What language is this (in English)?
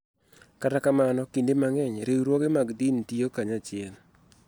Luo (Kenya and Tanzania)